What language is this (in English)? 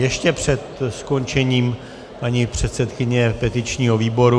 Czech